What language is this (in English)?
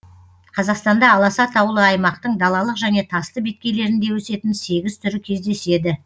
Kazakh